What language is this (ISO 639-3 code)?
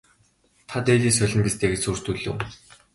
mon